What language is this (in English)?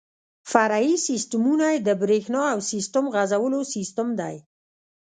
Pashto